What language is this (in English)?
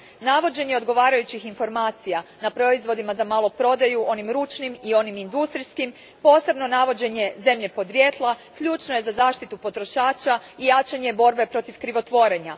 Croatian